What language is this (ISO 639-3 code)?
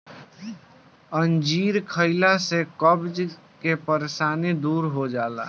bho